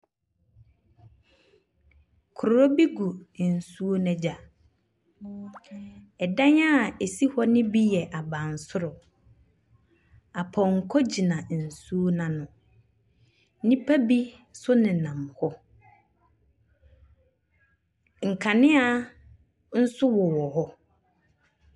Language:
Akan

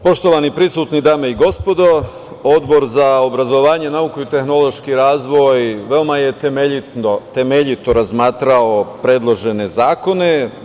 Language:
Serbian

